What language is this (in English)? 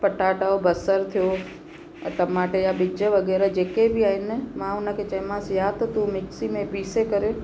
Sindhi